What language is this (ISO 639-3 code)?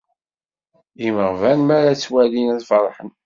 kab